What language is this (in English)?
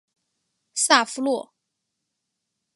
Chinese